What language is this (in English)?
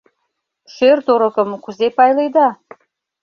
Mari